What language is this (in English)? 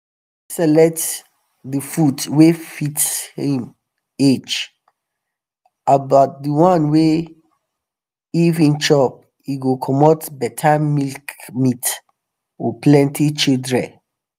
Nigerian Pidgin